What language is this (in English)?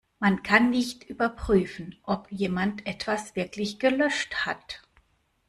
German